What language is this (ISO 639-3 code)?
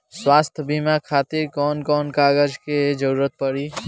bho